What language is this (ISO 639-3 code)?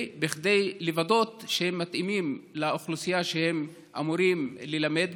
heb